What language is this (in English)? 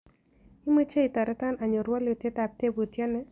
Kalenjin